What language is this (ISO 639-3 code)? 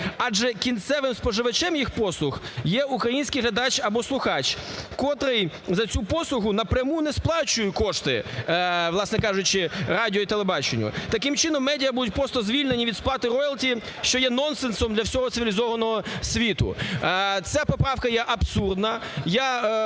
ukr